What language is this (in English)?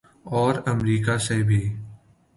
Urdu